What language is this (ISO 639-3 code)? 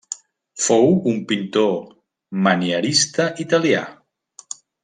cat